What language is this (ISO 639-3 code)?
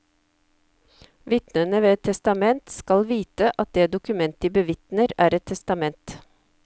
nor